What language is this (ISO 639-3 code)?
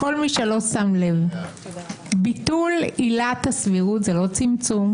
heb